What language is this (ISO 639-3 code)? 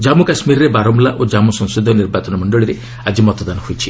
ori